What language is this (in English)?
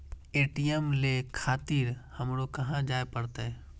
Maithili